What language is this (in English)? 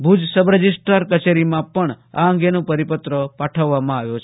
Gujarati